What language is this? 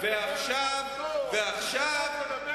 Hebrew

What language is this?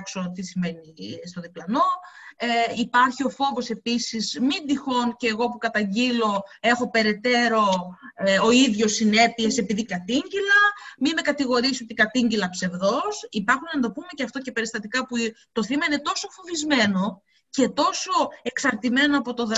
Greek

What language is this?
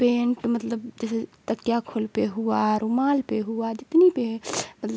Urdu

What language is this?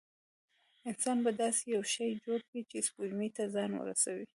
Pashto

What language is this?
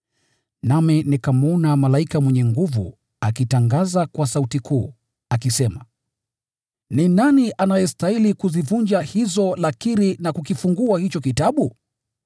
Swahili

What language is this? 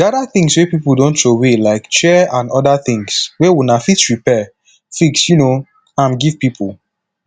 Nigerian Pidgin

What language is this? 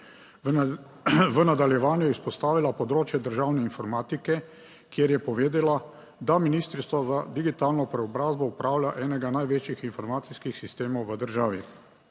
Slovenian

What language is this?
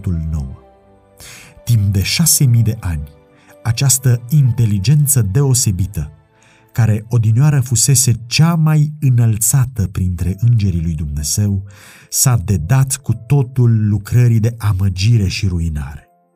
Romanian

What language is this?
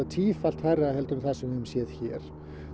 Icelandic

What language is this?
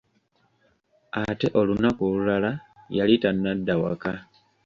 Ganda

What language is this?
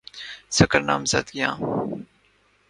Urdu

